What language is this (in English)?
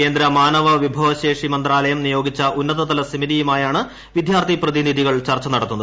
Malayalam